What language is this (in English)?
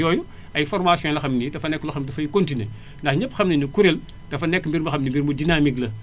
Wolof